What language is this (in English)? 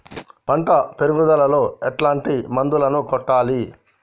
Telugu